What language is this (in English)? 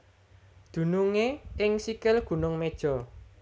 Javanese